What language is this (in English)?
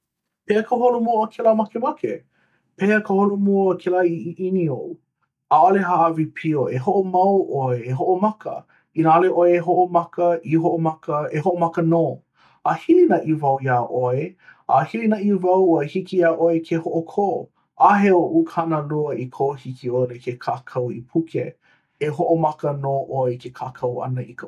Hawaiian